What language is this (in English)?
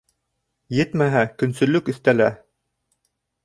Bashkir